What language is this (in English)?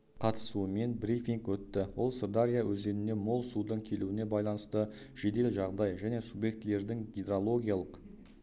Kazakh